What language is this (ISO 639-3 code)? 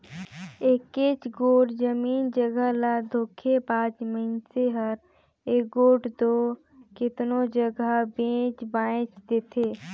hne